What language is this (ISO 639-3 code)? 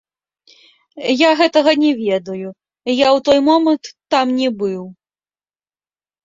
bel